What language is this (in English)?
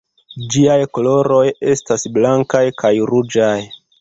Esperanto